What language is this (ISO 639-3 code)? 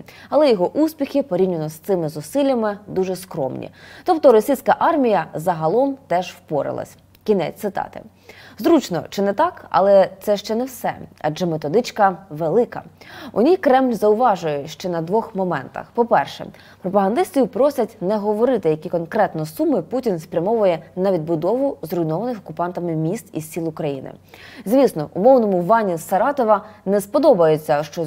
ukr